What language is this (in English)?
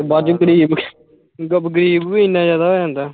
Punjabi